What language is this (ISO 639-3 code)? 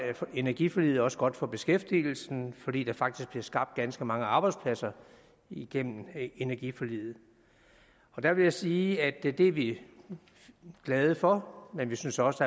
dan